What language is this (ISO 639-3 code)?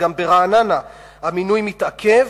heb